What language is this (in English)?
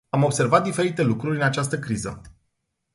Romanian